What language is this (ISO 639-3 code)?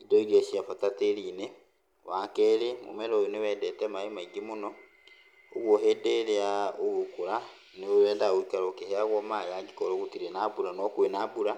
kik